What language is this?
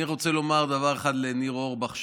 Hebrew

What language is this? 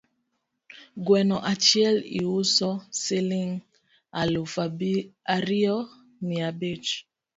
Luo (Kenya and Tanzania)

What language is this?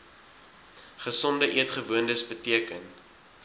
Afrikaans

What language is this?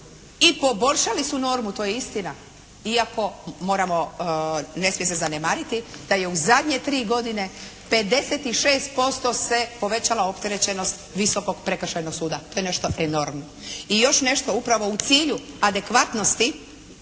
Croatian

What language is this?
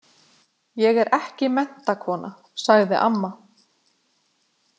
Icelandic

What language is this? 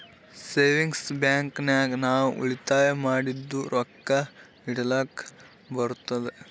Kannada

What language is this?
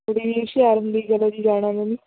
Punjabi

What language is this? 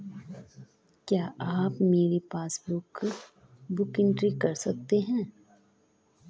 Hindi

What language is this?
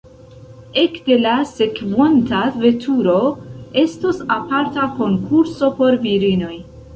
Esperanto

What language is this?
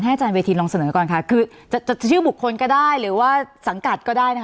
Thai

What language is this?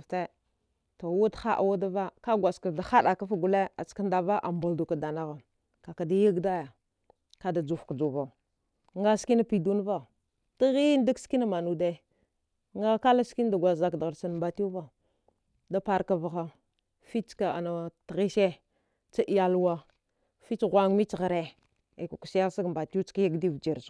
Dghwede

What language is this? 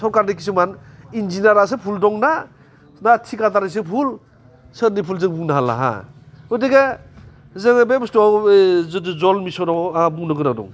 Bodo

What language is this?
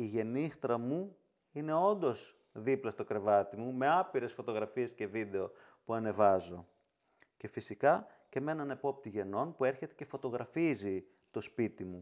Greek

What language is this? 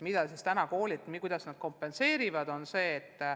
Estonian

